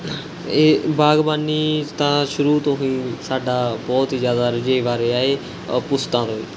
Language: Punjabi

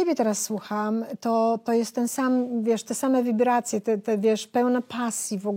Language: Polish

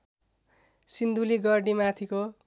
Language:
Nepali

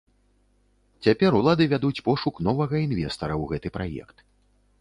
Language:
Belarusian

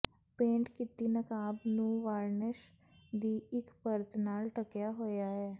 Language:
Punjabi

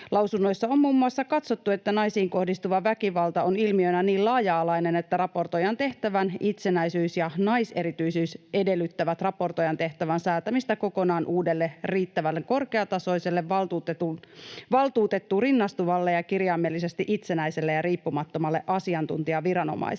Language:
Finnish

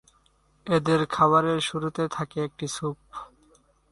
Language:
Bangla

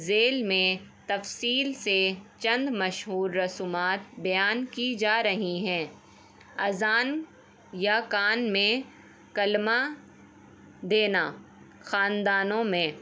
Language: Urdu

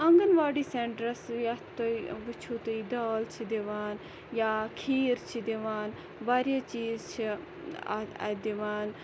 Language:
Kashmiri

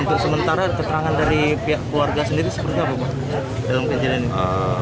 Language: Indonesian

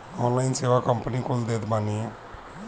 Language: Bhojpuri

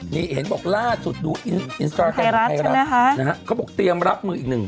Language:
Thai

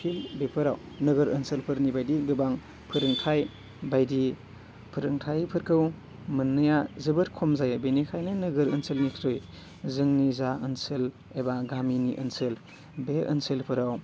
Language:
Bodo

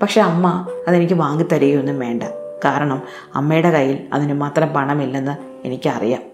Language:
Malayalam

